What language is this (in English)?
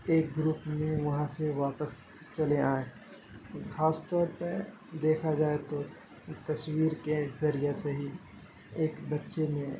Urdu